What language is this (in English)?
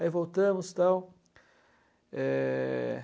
Portuguese